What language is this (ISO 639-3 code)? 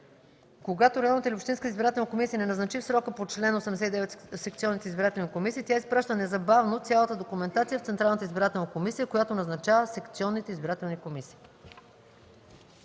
bul